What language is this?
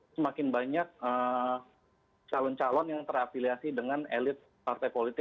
Indonesian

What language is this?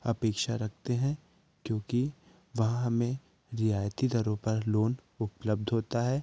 Hindi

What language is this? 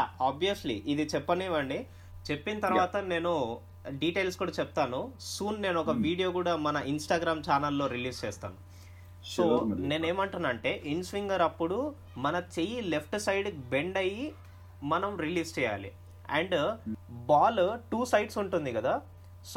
Telugu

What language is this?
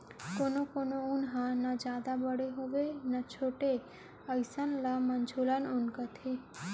Chhattisgarhi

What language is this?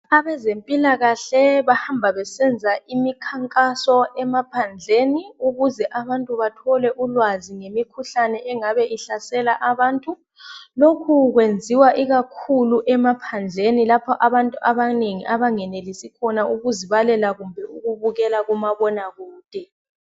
North Ndebele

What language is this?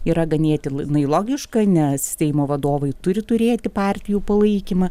Lithuanian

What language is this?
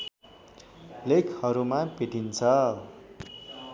Nepali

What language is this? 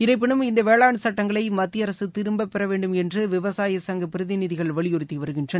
Tamil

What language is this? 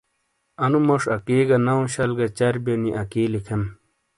Shina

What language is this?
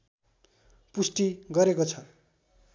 Nepali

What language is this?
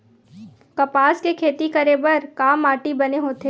Chhattisgarhi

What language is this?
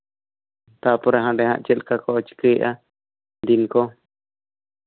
Santali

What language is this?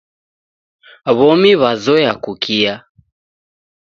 Taita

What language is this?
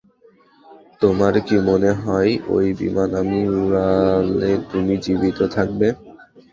Bangla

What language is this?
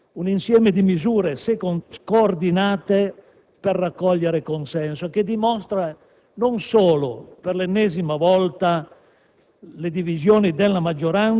Italian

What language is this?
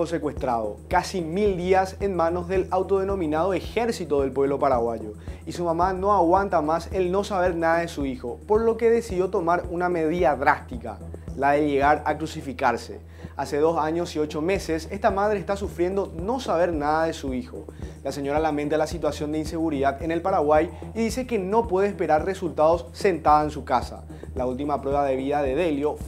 Spanish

